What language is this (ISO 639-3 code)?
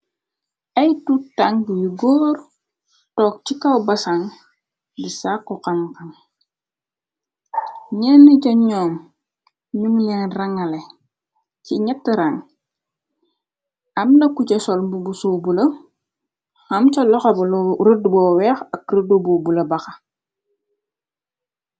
wol